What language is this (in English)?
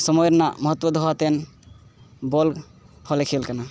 Santali